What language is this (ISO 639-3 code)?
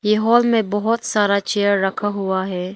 hin